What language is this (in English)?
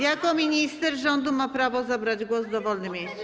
Polish